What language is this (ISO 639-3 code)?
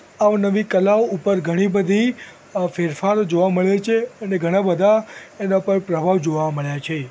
guj